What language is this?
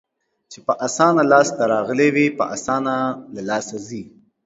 Pashto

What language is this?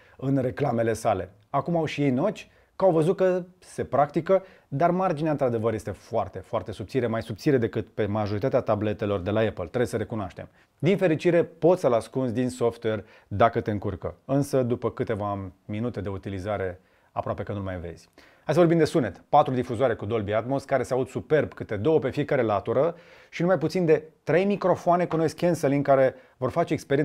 Romanian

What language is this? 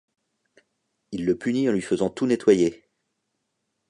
French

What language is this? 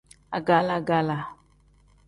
Tem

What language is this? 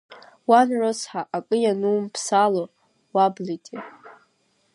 Abkhazian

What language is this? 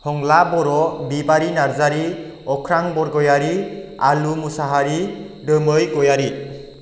Bodo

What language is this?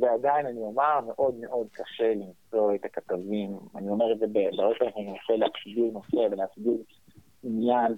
Hebrew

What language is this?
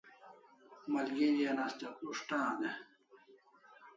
Kalasha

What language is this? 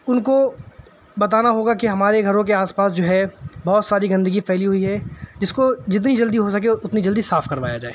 Urdu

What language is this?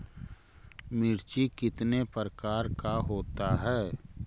Magahi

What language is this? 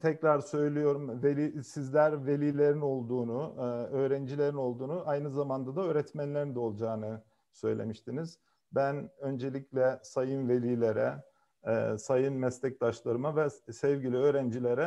Turkish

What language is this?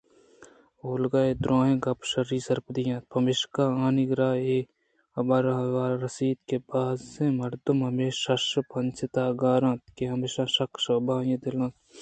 Eastern Balochi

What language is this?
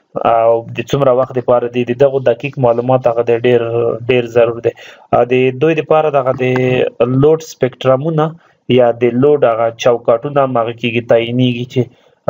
Romanian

